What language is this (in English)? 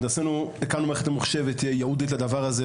Hebrew